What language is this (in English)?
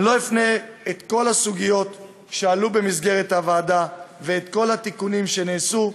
Hebrew